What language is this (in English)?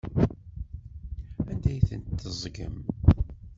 Kabyle